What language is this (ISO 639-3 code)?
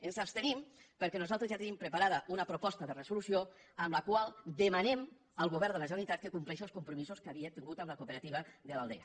cat